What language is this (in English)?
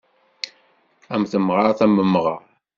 Kabyle